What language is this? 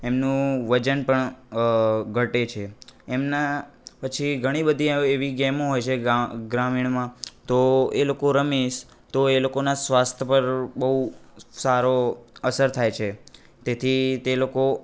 Gujarati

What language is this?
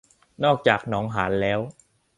Thai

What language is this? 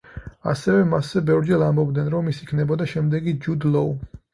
Georgian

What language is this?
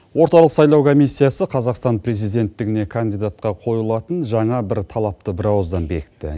Kazakh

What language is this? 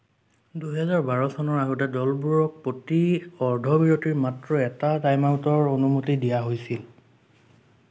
Assamese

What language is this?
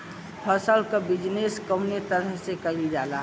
Bhojpuri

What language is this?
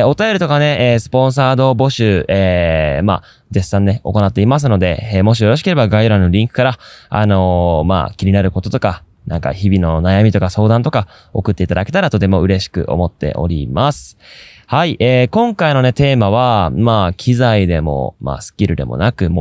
Japanese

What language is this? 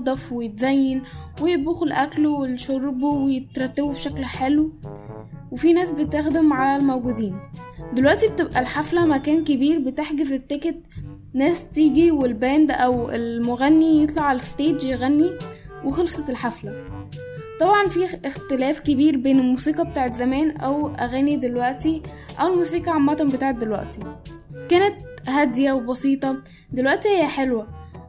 Arabic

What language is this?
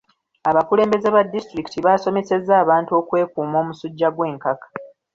Ganda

